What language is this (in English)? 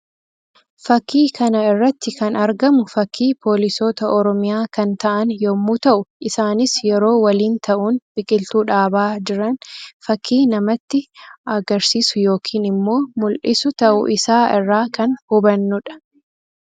Oromo